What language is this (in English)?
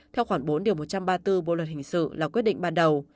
Vietnamese